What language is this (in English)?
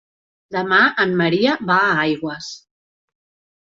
Catalan